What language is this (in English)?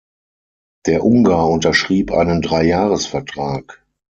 German